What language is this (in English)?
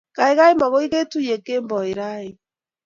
Kalenjin